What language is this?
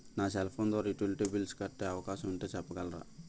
Telugu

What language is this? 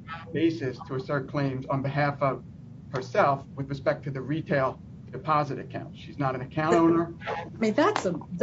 English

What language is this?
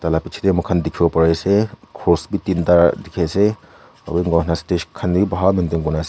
Naga Pidgin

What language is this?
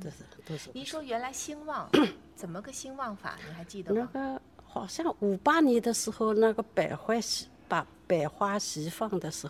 Chinese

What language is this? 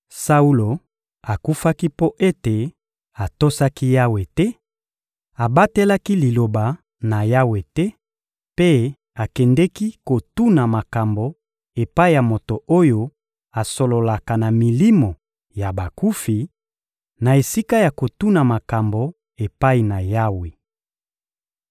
Lingala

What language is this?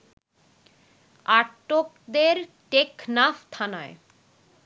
Bangla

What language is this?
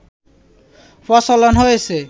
Bangla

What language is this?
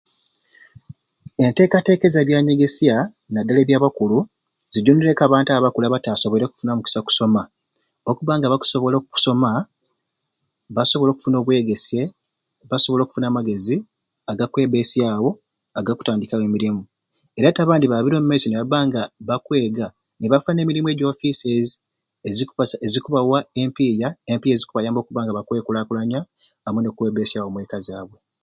Ruuli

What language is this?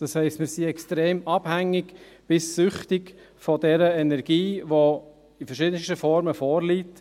Swiss German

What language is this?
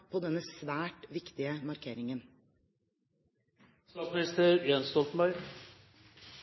Norwegian Bokmål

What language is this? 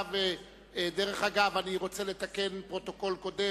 Hebrew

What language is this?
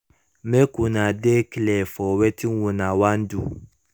Nigerian Pidgin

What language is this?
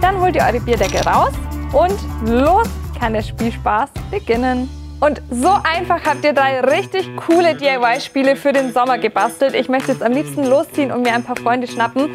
German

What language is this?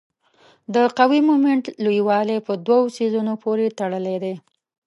Pashto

